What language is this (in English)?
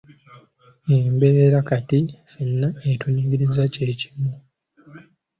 Ganda